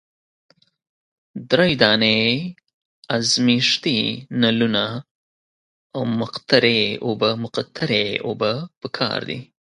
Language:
Pashto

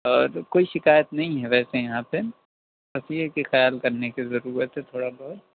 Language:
Urdu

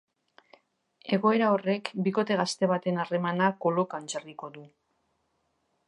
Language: Basque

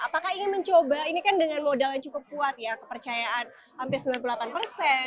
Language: Indonesian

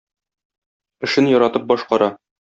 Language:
Tatar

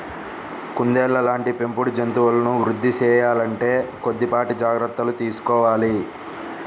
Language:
Telugu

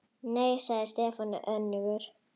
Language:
Icelandic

